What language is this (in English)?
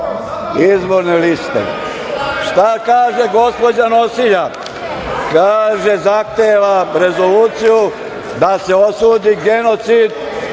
Serbian